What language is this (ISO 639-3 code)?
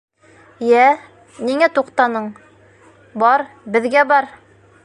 bak